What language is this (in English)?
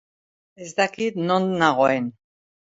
Basque